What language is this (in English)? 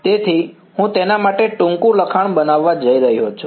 Gujarati